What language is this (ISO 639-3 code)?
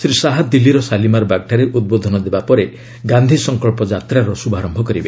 ori